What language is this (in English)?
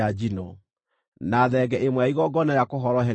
Kikuyu